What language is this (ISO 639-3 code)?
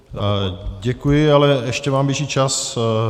ces